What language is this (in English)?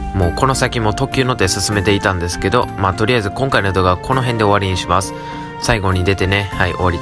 Japanese